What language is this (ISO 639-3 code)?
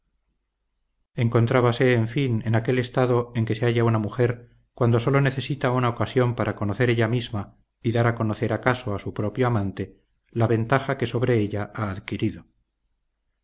spa